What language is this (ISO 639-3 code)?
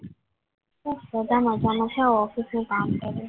guj